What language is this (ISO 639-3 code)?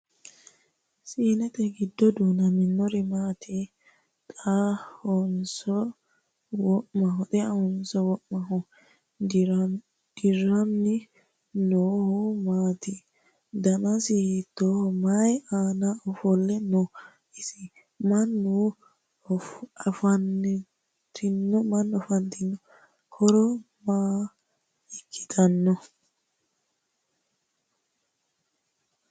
sid